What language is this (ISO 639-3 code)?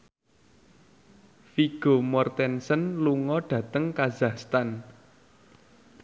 jav